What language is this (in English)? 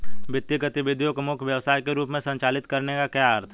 Hindi